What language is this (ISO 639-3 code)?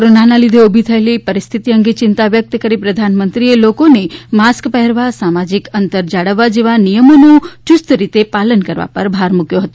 guj